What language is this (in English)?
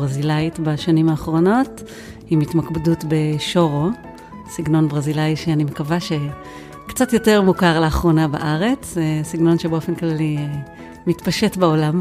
Hebrew